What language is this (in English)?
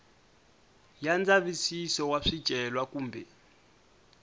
Tsonga